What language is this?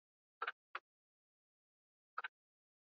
Swahili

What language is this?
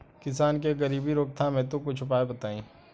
Bhojpuri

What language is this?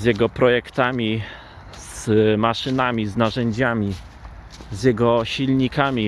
Polish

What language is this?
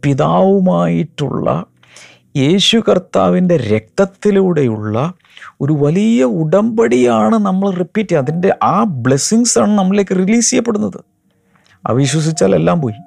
Malayalam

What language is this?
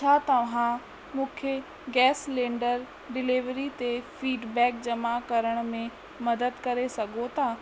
Sindhi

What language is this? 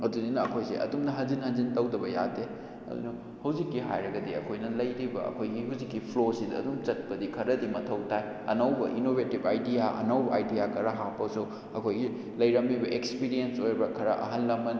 Manipuri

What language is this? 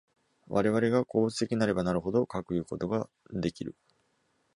Japanese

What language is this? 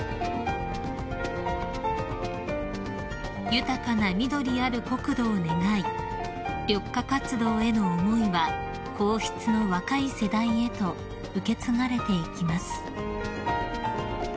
Japanese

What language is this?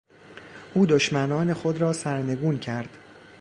Persian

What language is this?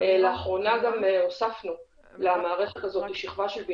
Hebrew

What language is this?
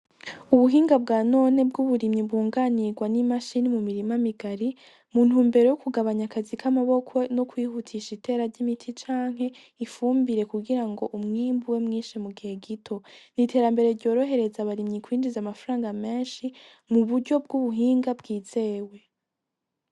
Rundi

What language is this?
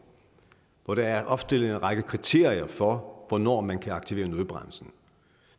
Danish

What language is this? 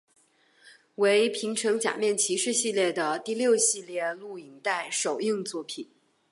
Chinese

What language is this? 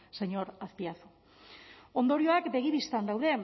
Basque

